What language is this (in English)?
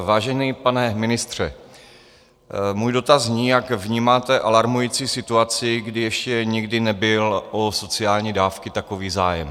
Czech